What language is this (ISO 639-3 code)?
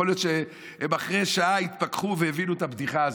heb